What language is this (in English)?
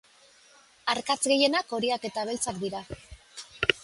Basque